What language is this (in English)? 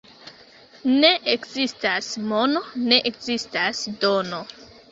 Esperanto